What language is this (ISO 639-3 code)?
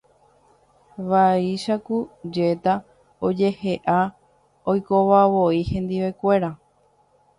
grn